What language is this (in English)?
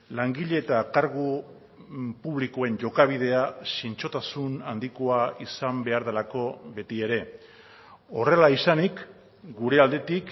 Basque